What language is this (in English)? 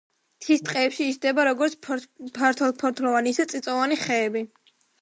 Georgian